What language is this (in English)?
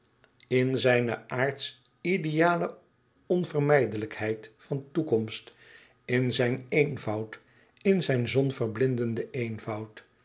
Dutch